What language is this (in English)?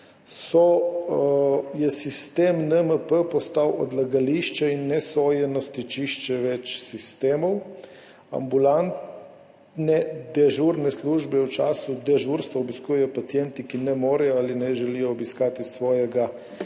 Slovenian